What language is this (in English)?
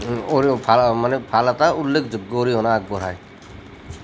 Assamese